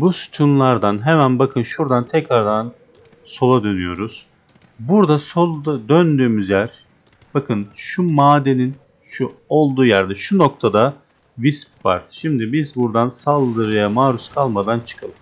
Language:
Turkish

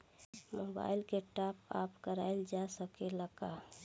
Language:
Bhojpuri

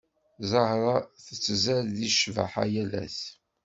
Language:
Kabyle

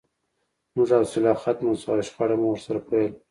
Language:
Pashto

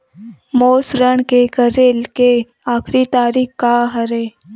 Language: Chhattisgarhi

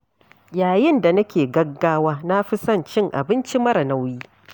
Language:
Hausa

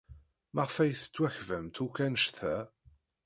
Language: Kabyle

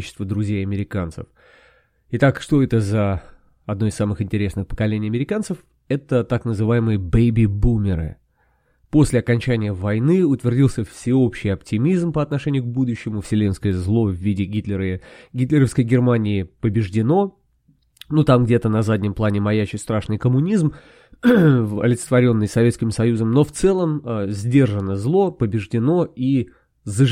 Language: Russian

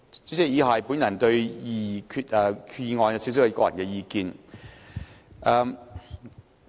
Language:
Cantonese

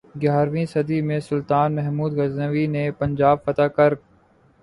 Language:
Urdu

